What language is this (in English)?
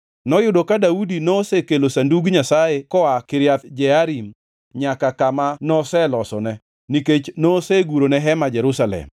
Luo (Kenya and Tanzania)